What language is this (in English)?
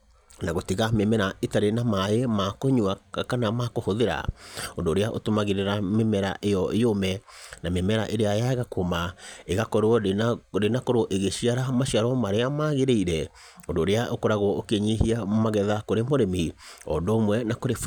Kikuyu